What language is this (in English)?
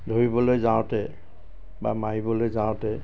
Assamese